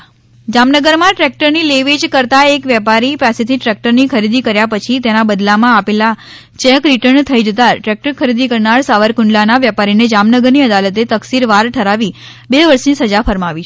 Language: Gujarati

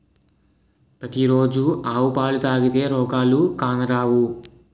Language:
Telugu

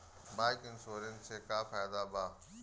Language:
Bhojpuri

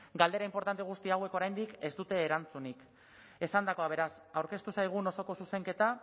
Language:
Basque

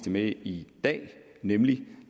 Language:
Danish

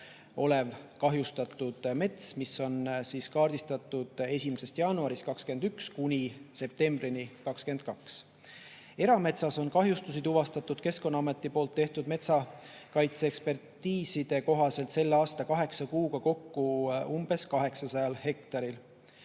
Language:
Estonian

